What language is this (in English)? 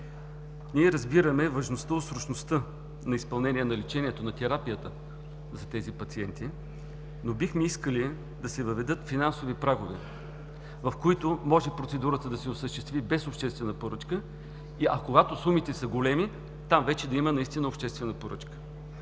Bulgarian